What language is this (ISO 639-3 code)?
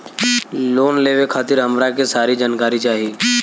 bho